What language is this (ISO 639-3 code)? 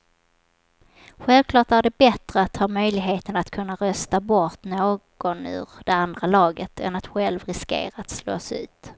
swe